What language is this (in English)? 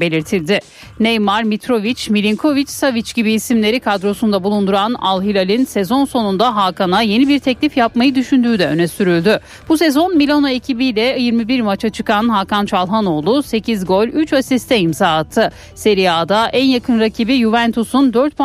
Turkish